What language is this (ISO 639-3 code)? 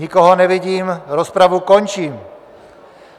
ces